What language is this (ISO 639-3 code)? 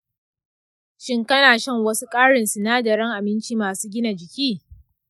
hau